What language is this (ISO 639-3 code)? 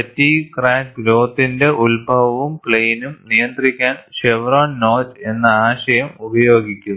mal